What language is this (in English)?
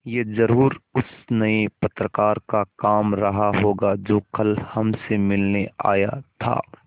Hindi